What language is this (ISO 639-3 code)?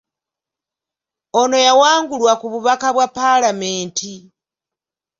lug